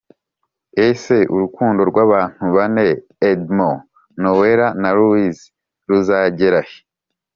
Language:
Kinyarwanda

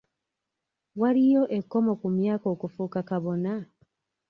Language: Ganda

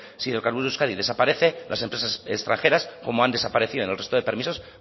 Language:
Spanish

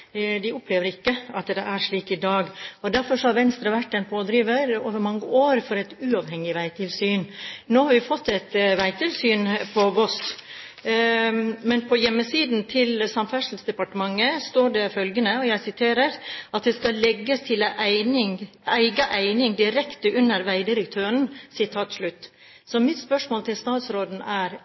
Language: Norwegian Bokmål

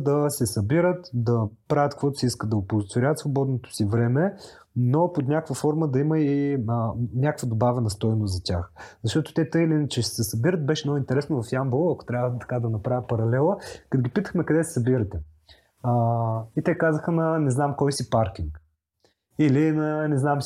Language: Bulgarian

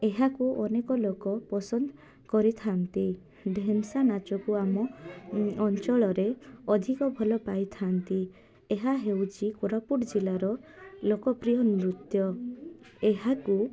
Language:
Odia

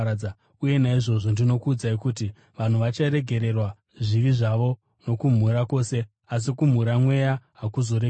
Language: Shona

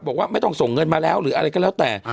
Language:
Thai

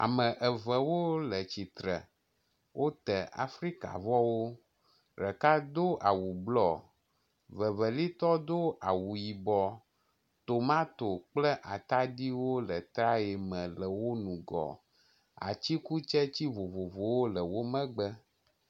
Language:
Ewe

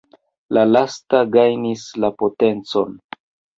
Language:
Esperanto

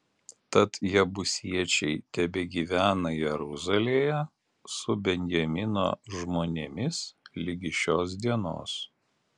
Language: Lithuanian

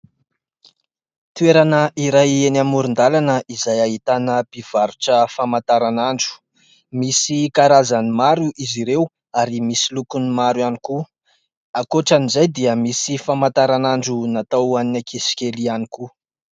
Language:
Malagasy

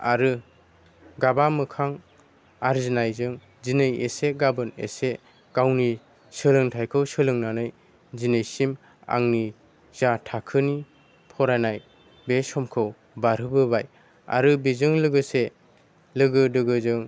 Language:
Bodo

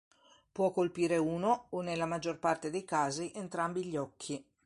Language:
Italian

